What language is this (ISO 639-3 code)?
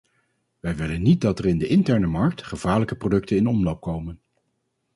nld